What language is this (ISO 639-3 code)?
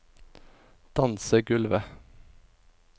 nor